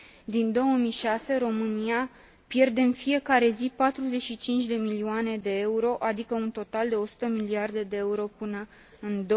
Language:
Romanian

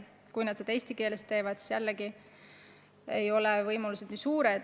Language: Estonian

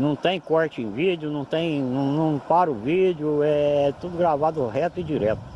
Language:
Portuguese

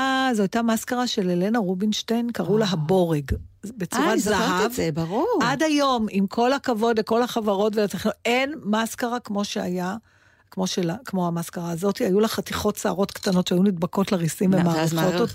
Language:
Hebrew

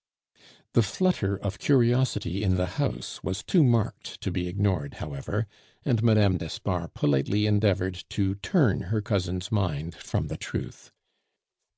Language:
English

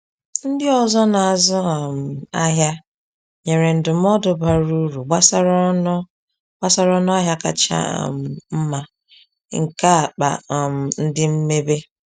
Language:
Igbo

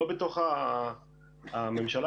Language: Hebrew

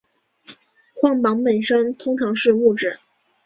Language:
Chinese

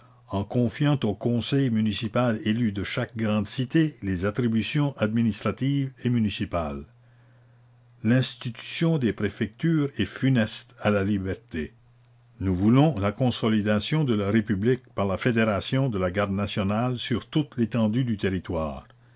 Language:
French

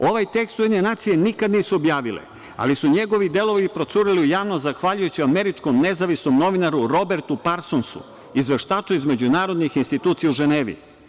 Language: Serbian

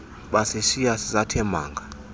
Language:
Xhosa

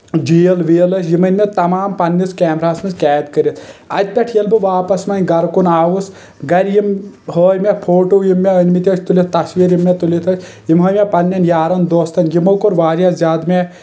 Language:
Kashmiri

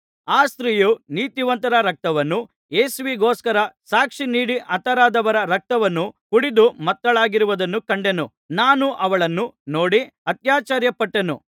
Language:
Kannada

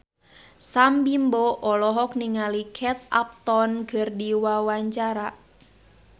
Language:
Sundanese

